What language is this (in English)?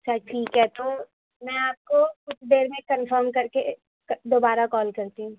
Urdu